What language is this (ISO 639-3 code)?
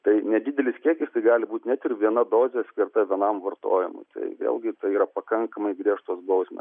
lit